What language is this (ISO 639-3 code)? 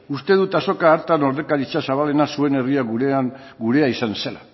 eus